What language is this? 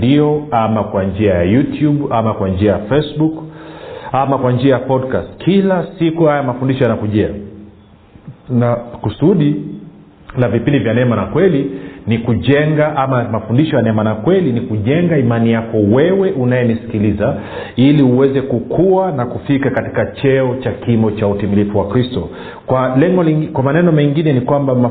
Swahili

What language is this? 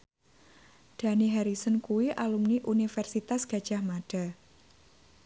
Javanese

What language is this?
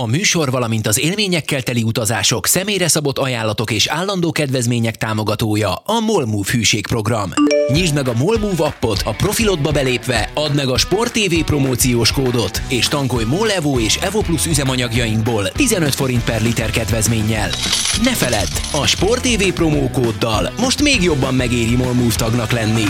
Hungarian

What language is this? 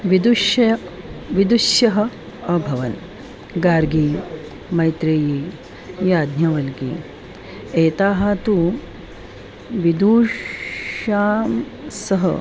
Sanskrit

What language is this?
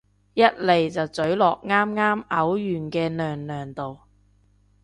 Cantonese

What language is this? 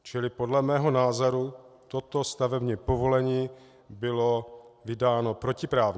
Czech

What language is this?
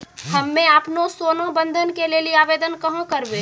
Maithili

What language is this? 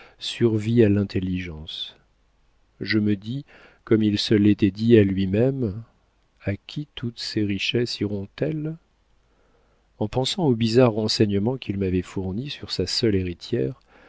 French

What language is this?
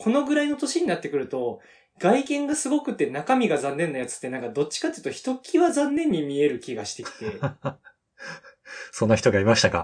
Japanese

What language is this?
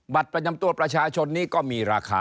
Thai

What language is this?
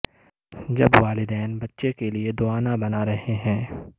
Urdu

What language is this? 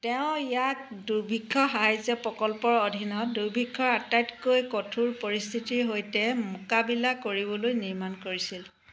Assamese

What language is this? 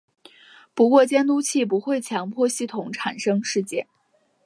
Chinese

